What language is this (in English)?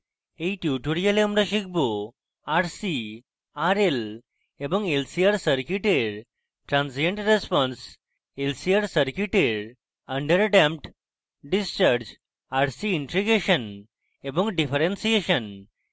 Bangla